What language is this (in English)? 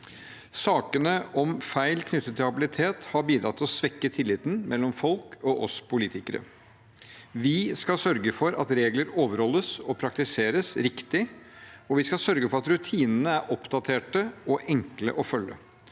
Norwegian